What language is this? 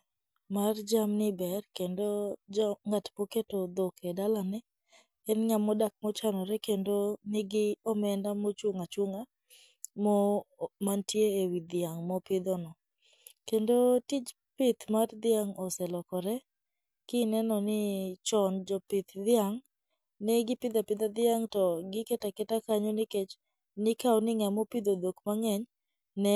Luo (Kenya and Tanzania)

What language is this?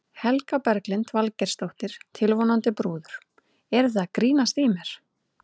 Icelandic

